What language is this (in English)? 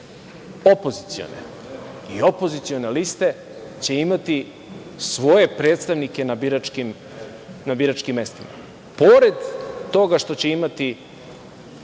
Serbian